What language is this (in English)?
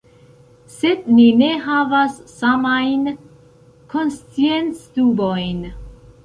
Esperanto